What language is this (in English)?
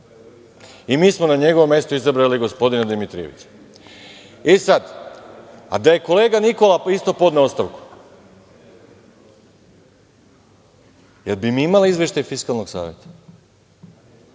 Serbian